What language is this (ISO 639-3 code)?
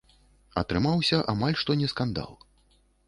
bel